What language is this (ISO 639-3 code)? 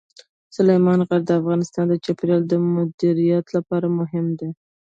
pus